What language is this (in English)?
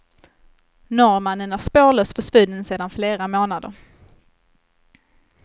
Swedish